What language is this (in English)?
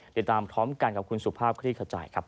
Thai